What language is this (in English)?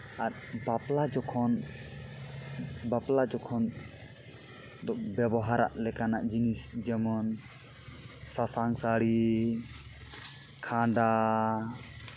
Santali